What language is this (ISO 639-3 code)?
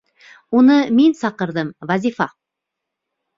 bak